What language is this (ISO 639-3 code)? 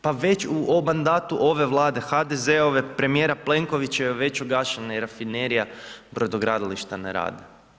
hrv